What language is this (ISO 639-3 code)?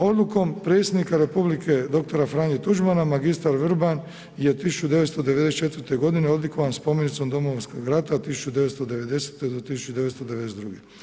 hrv